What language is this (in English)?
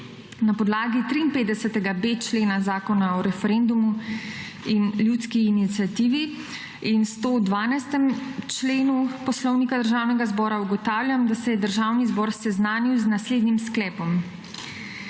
Slovenian